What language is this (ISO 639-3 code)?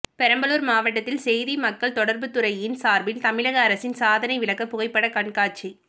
tam